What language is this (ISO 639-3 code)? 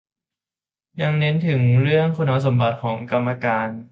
tha